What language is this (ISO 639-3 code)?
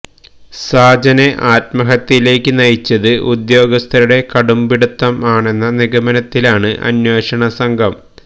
mal